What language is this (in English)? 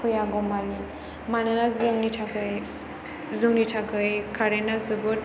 Bodo